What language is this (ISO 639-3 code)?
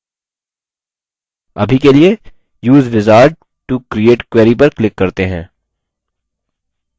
hin